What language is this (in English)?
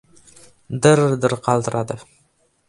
Uzbek